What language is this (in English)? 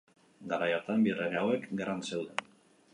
Basque